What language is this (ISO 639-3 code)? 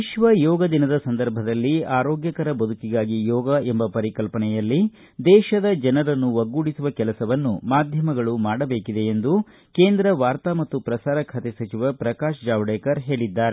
kan